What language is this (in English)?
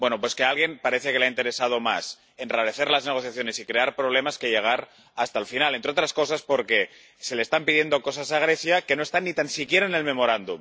Spanish